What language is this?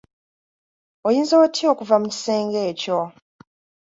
Ganda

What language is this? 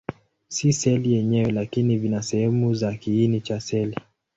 Swahili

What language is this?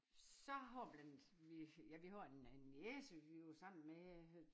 Danish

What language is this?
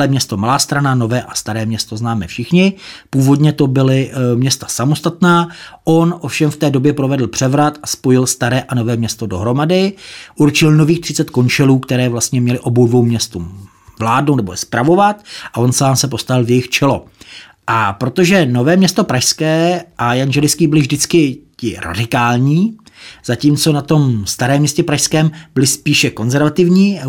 Czech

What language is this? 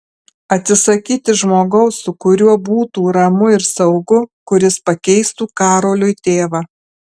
Lithuanian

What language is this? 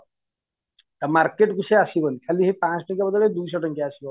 Odia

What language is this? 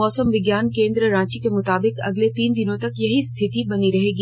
Hindi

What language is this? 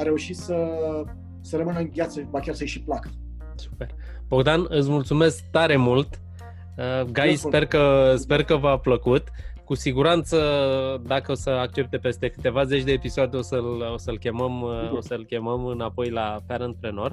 Romanian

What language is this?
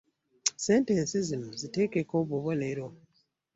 Ganda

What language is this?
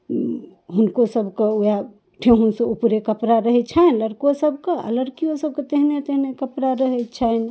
Maithili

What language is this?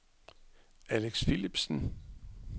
Danish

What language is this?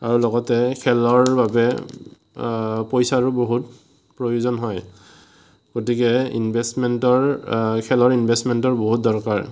Assamese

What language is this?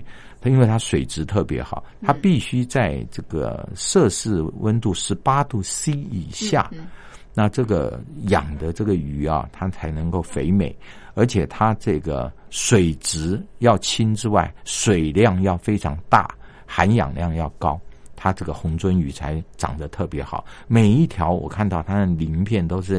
Chinese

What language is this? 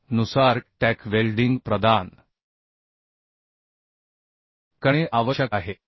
Marathi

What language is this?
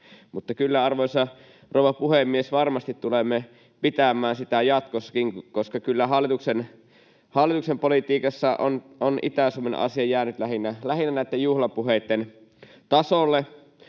Finnish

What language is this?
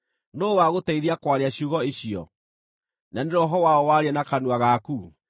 Kikuyu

